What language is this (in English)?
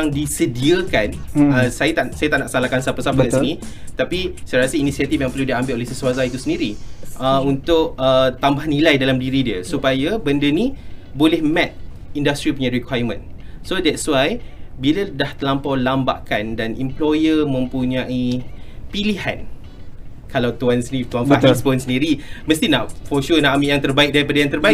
Malay